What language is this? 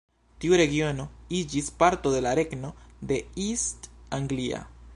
Esperanto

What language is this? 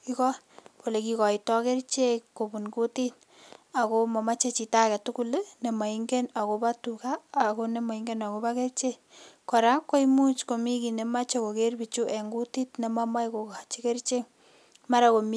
Kalenjin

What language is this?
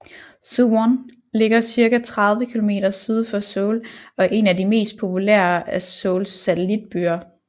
Danish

